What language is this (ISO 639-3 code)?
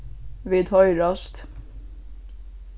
fao